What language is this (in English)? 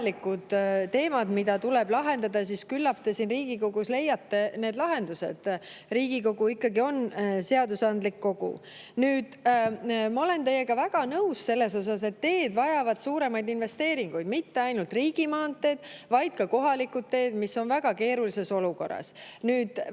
Estonian